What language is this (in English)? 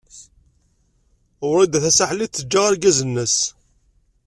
Kabyle